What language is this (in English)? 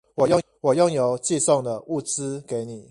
Chinese